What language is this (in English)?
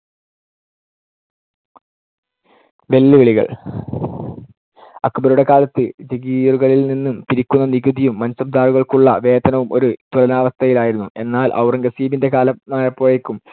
Malayalam